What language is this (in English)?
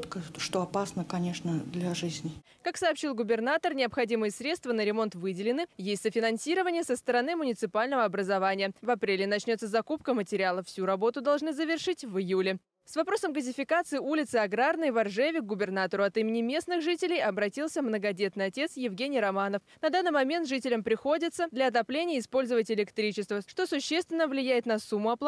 Russian